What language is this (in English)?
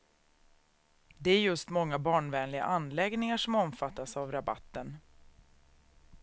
Swedish